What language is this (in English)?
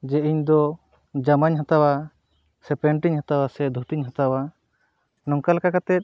Santali